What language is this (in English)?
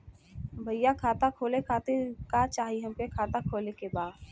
Bhojpuri